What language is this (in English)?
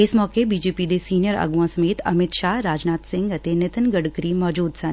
Punjabi